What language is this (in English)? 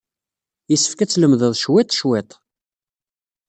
Kabyle